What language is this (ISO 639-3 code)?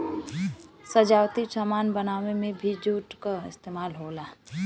bho